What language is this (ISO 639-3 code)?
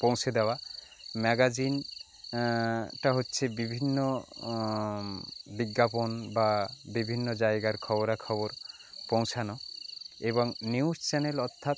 ben